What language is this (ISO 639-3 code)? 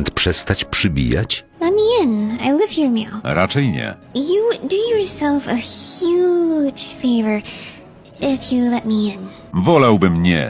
pol